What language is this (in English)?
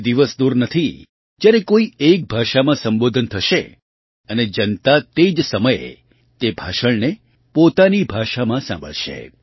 Gujarati